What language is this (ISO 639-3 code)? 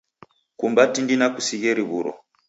dav